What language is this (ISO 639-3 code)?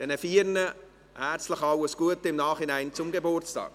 gsw